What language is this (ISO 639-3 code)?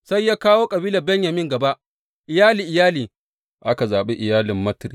hau